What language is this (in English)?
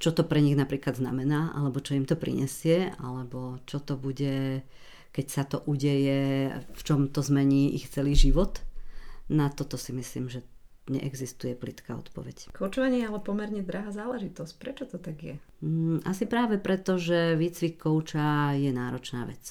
Slovak